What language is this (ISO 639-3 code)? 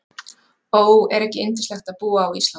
isl